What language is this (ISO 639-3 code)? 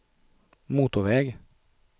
swe